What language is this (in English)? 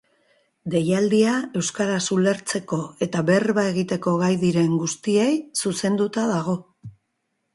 Basque